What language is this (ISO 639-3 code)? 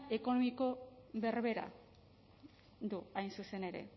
eus